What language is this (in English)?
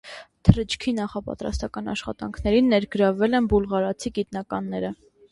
Armenian